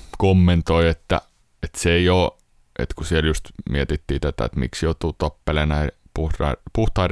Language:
Finnish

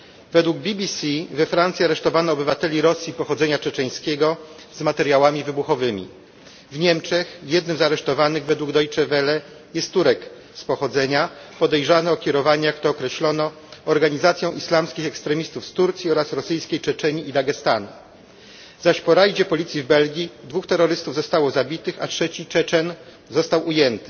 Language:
Polish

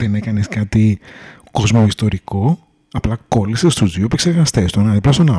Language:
Greek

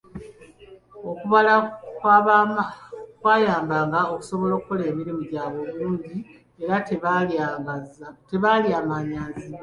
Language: Ganda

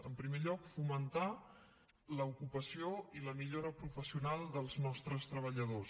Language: Catalan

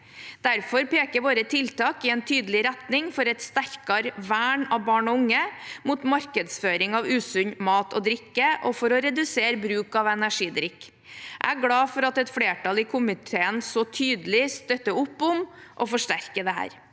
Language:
Norwegian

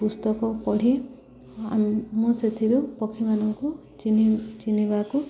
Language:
Odia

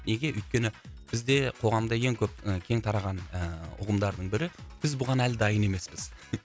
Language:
Kazakh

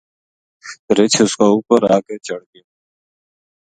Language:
Gujari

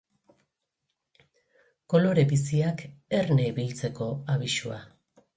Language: Basque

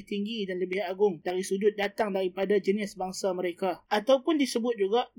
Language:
Malay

